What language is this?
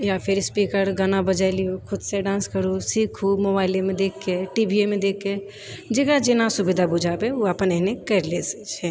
Maithili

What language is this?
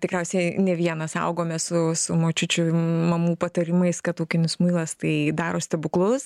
Lithuanian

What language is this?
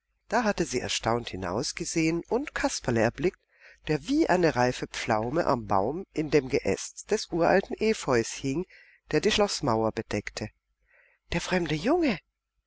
German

